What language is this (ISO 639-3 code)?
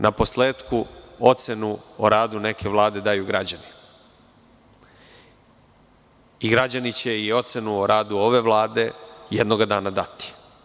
srp